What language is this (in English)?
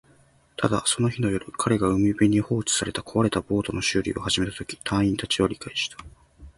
Japanese